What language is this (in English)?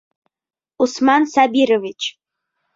Bashkir